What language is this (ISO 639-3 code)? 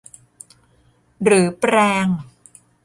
tha